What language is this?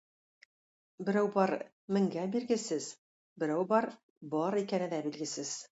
Tatar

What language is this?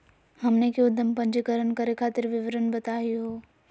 Magahi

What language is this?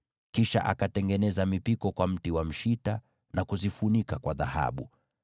Swahili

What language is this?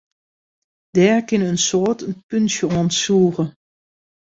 Western Frisian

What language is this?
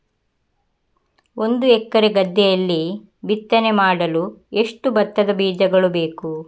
Kannada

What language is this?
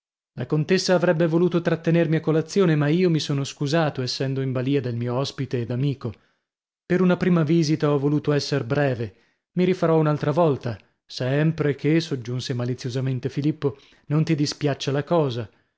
Italian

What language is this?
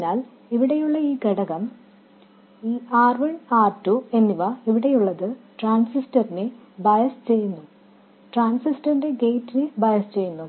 Malayalam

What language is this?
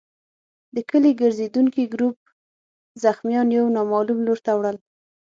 Pashto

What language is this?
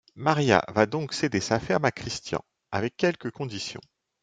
French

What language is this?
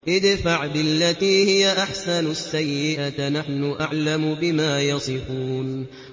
Arabic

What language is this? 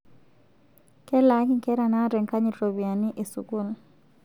Masai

